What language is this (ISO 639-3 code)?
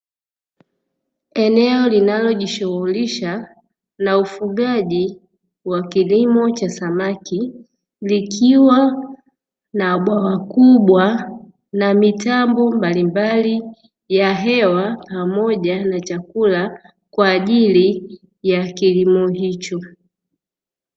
swa